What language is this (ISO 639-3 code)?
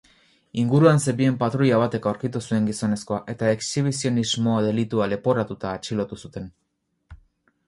eus